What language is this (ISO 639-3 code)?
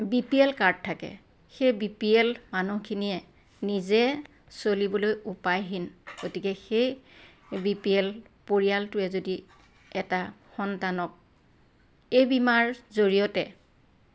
asm